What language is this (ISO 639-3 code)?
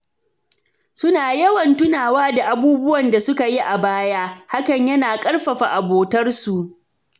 hau